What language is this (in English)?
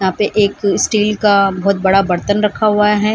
Hindi